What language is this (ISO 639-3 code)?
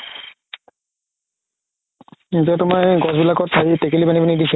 asm